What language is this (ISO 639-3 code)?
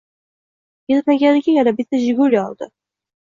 uzb